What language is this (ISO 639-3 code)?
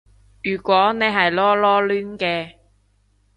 yue